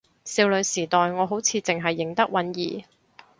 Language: Cantonese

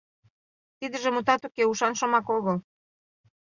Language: Mari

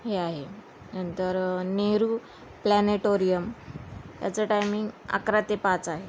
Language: Marathi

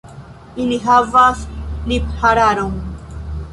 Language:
Esperanto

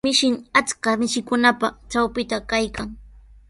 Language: Sihuas Ancash Quechua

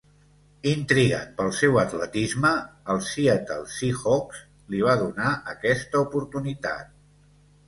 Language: Catalan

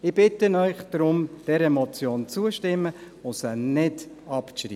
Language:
Swiss German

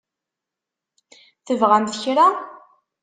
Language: Kabyle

